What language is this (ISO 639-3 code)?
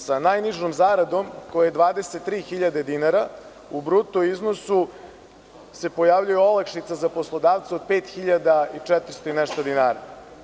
srp